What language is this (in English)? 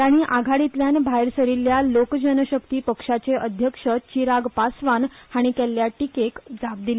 Konkani